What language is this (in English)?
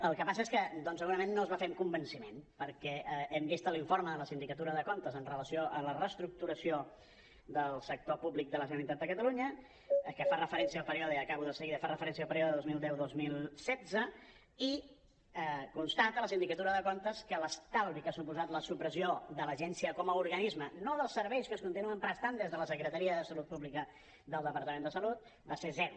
Catalan